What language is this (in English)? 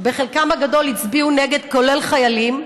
Hebrew